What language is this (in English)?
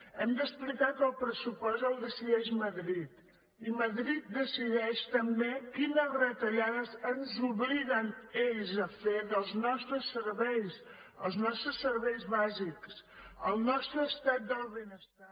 Catalan